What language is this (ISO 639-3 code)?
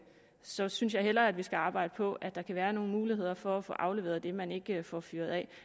dan